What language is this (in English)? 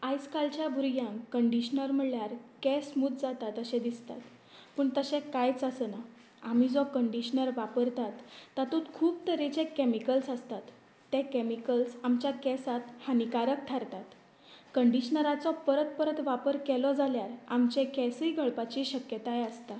Konkani